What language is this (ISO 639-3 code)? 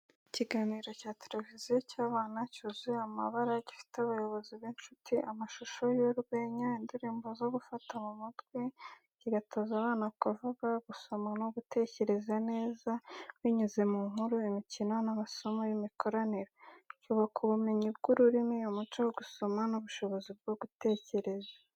kin